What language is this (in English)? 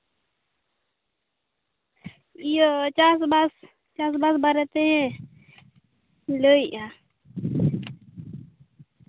Santali